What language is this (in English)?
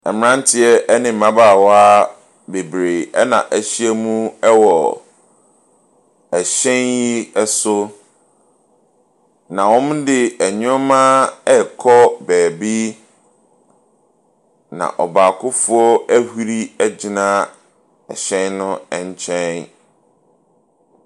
Akan